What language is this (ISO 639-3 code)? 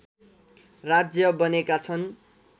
nep